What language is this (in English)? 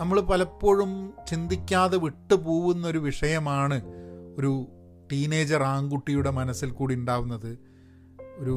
Malayalam